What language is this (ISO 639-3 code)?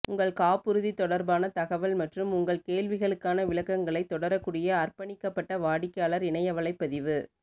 tam